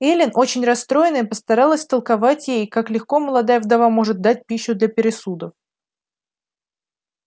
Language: Russian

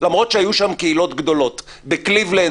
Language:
Hebrew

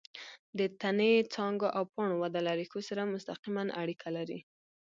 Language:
Pashto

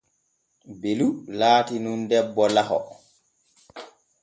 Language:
Borgu Fulfulde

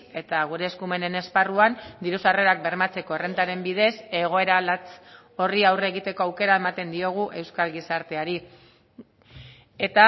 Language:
Basque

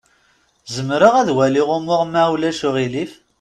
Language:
Kabyle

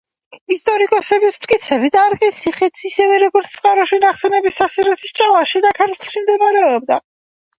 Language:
Georgian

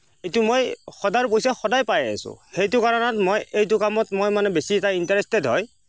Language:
Assamese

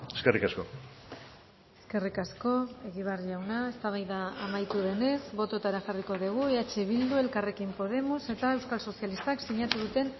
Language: Basque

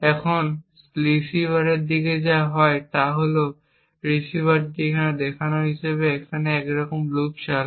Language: Bangla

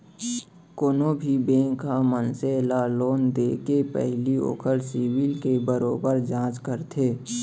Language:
Chhattisgarhi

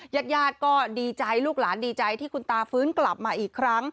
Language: Thai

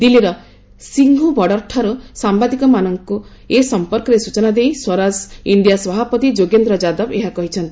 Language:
Odia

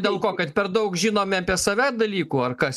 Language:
Lithuanian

